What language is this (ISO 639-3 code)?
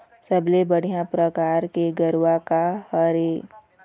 hne